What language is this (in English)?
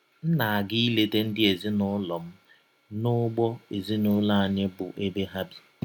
Igbo